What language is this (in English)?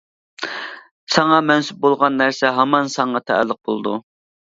Uyghur